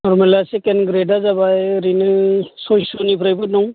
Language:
Bodo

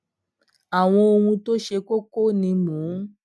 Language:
Yoruba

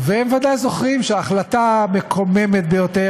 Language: Hebrew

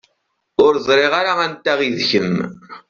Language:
Kabyle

